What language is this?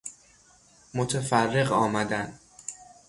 Persian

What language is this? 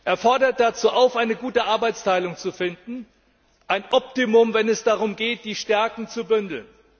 German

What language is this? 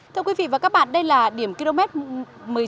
Vietnamese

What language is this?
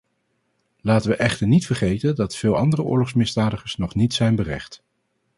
Dutch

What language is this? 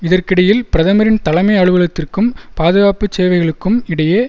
Tamil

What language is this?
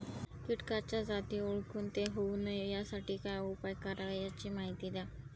Marathi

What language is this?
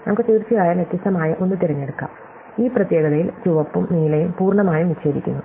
Malayalam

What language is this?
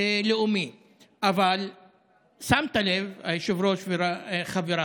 Hebrew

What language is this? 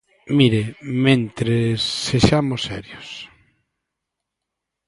Galician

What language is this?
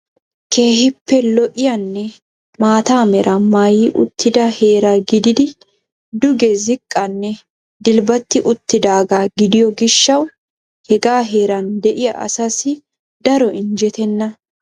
Wolaytta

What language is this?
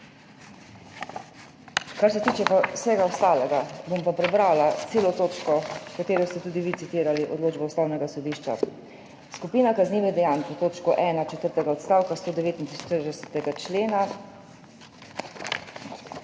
Slovenian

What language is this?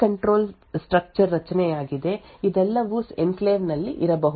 Kannada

